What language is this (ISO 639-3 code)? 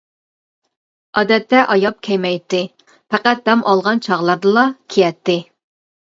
uig